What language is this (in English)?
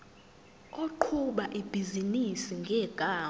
Zulu